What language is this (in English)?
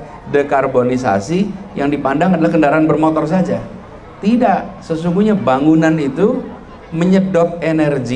Indonesian